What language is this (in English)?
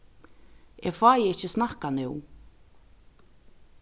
Faroese